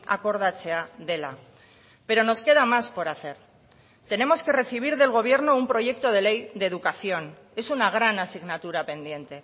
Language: Spanish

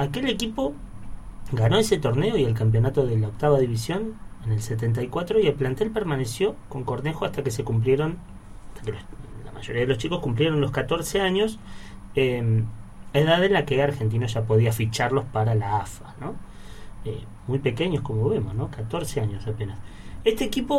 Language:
Spanish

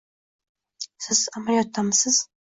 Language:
Uzbek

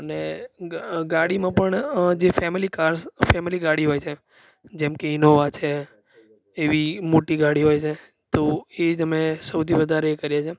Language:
Gujarati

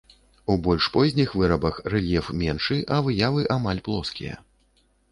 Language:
Belarusian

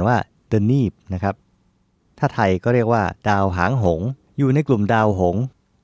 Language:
Thai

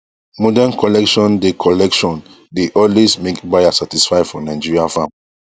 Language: Nigerian Pidgin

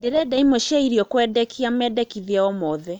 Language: Kikuyu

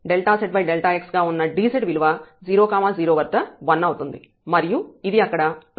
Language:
Telugu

